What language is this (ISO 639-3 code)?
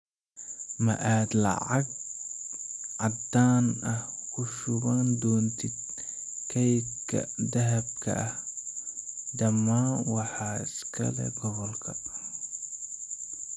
som